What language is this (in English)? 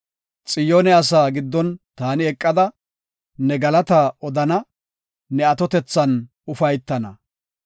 Gofa